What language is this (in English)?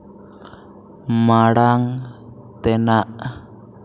Santali